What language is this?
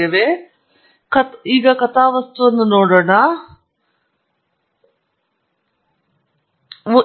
Kannada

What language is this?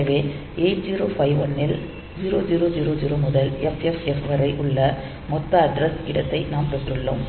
Tamil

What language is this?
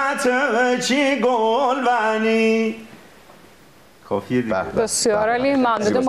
Persian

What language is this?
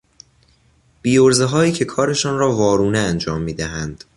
Persian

